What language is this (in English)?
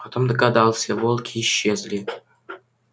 Russian